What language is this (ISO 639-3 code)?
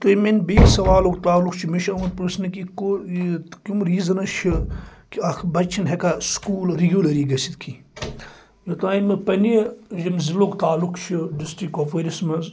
kas